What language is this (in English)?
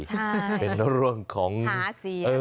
Thai